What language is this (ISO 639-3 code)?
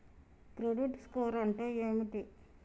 tel